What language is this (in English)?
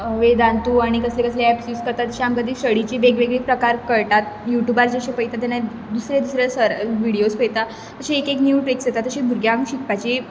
Konkani